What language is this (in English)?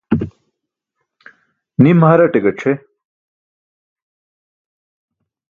Burushaski